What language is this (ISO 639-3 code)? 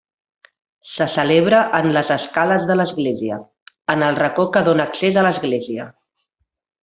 cat